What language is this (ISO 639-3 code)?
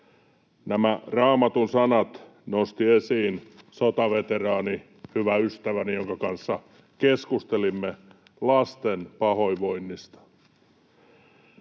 fin